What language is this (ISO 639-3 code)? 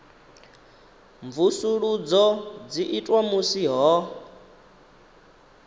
ven